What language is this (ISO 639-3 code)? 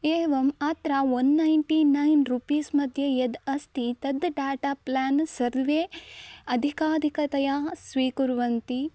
san